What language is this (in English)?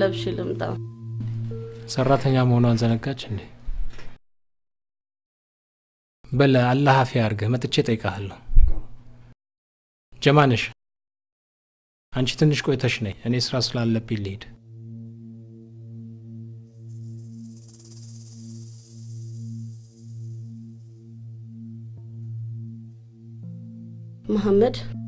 Arabic